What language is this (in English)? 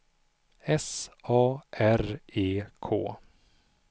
Swedish